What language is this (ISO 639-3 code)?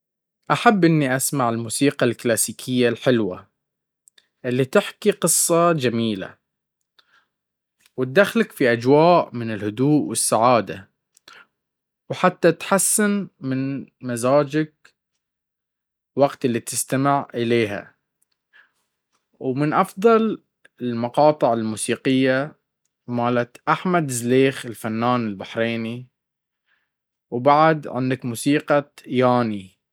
abv